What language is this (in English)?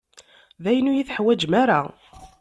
Kabyle